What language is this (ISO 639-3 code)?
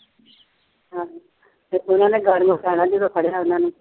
pan